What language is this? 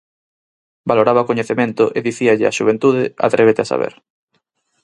Galician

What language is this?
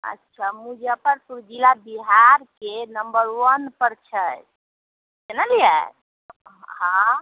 Maithili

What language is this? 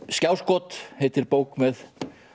Icelandic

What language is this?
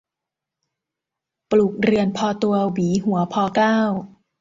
Thai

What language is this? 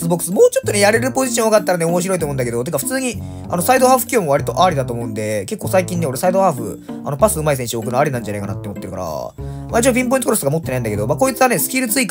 Japanese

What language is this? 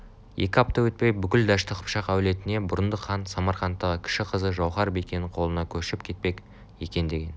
Kazakh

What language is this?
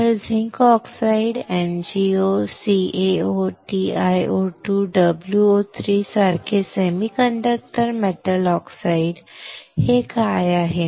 Marathi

